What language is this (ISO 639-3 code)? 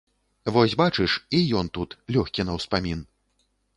bel